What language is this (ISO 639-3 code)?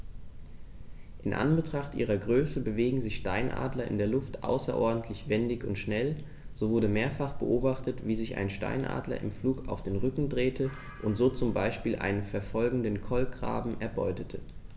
deu